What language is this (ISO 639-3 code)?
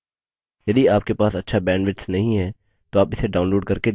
hin